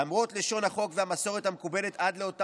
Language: Hebrew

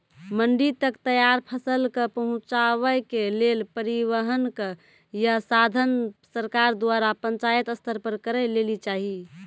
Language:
Maithili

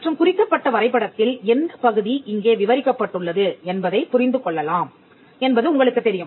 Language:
Tamil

